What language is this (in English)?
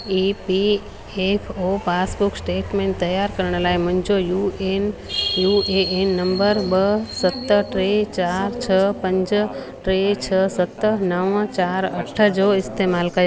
Sindhi